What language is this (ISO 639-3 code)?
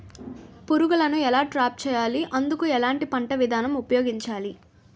tel